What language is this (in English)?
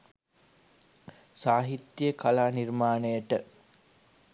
Sinhala